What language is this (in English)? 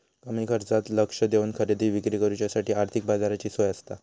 Marathi